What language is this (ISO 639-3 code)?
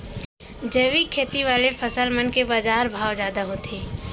hne